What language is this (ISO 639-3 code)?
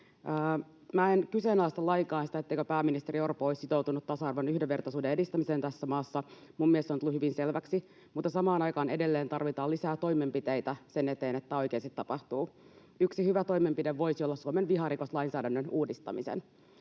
fin